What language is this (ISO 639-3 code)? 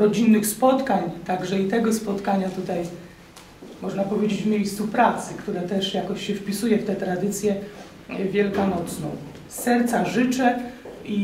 pol